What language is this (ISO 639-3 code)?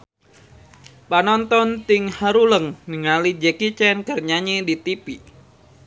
sun